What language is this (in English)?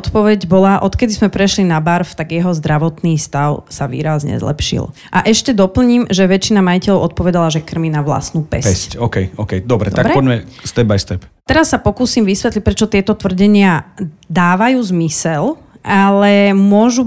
Slovak